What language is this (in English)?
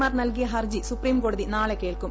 Malayalam